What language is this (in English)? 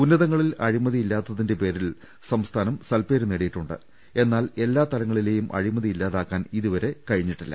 Malayalam